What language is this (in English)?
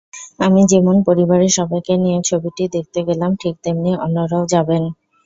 Bangla